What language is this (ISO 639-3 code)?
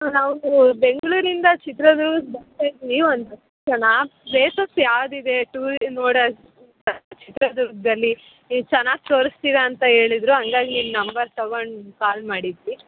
kan